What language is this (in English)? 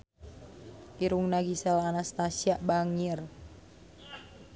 Sundanese